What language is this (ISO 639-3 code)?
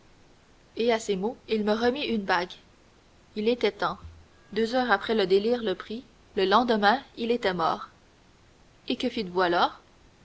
fra